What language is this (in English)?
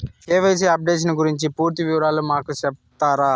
Telugu